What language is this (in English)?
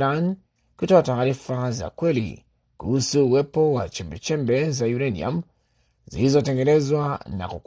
Swahili